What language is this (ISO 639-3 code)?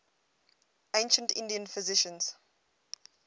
eng